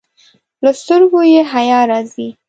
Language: Pashto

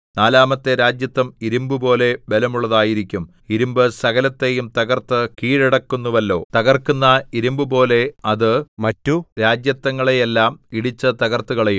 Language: Malayalam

